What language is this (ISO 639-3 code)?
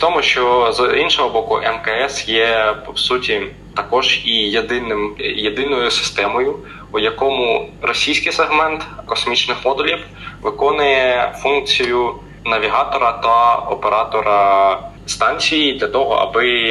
ukr